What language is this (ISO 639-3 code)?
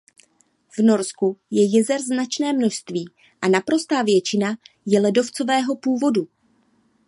ces